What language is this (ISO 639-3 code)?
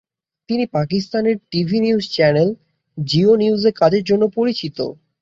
ben